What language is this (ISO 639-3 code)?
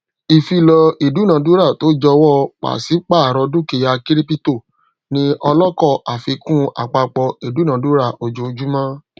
yor